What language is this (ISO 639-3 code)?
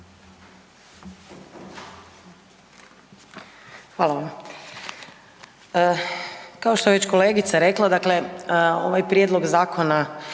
hrv